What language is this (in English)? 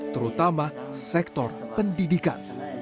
Indonesian